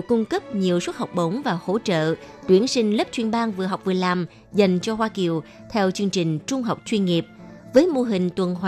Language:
Vietnamese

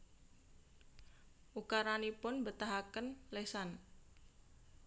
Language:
Javanese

